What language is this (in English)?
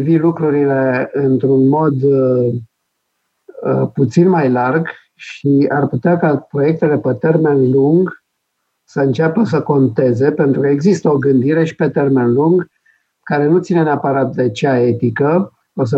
Romanian